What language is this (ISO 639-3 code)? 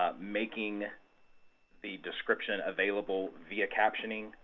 eng